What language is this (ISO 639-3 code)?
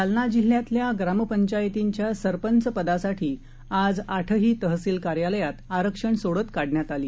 mar